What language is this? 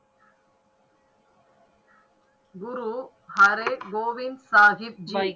Tamil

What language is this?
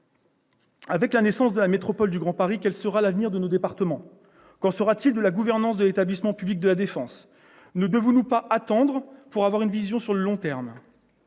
French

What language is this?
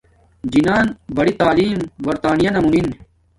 Domaaki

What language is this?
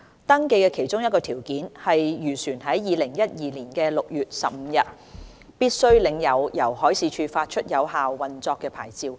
Cantonese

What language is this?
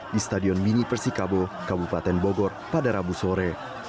Indonesian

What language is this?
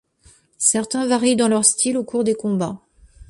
French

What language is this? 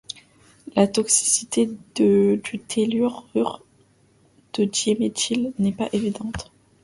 French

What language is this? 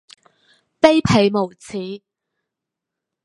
Cantonese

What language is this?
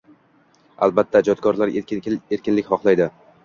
Uzbek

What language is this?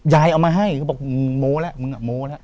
Thai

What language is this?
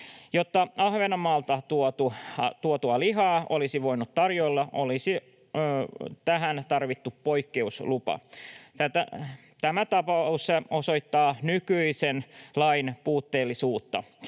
Finnish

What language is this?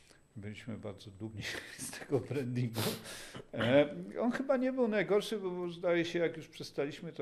Polish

